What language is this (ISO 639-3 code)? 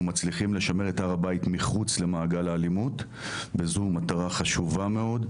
heb